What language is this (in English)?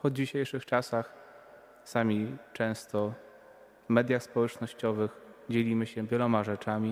Polish